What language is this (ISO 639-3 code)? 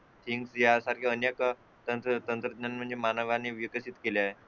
mar